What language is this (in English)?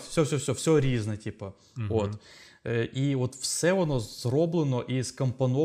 Ukrainian